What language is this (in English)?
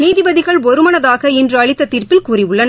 Tamil